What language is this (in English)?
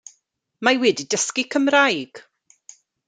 Welsh